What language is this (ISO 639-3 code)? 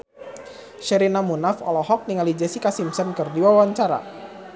sun